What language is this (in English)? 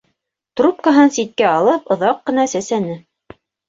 Bashkir